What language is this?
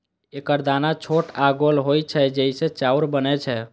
Maithili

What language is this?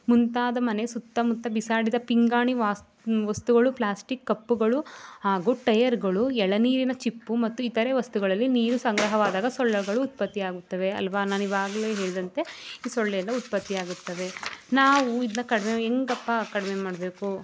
Kannada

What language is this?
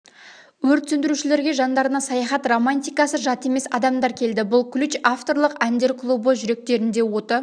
Kazakh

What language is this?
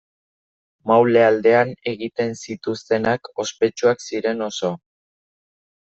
Basque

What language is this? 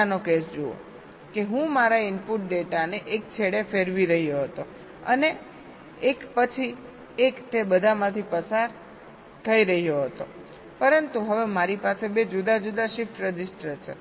Gujarati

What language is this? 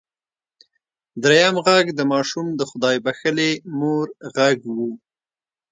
Pashto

